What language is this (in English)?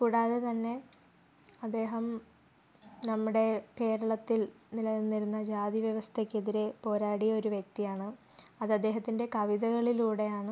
Malayalam